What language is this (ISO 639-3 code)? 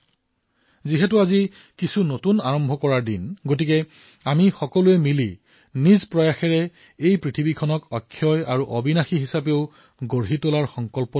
asm